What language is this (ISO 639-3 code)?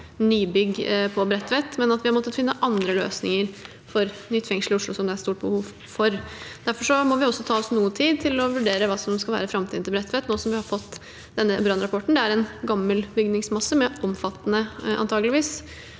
nor